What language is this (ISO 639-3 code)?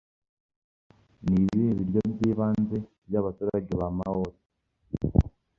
kin